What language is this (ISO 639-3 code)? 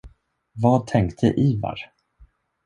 swe